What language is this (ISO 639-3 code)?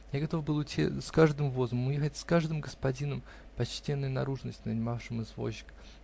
rus